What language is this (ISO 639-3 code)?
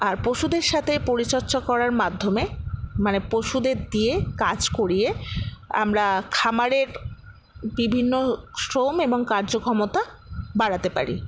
ben